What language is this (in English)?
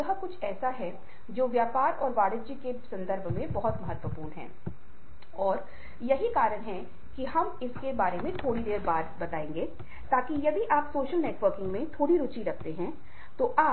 Hindi